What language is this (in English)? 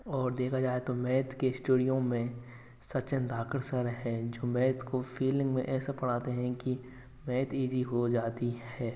Hindi